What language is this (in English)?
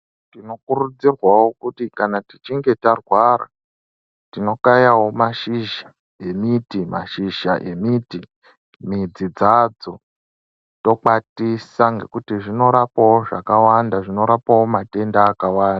Ndau